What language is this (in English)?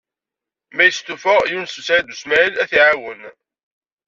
Kabyle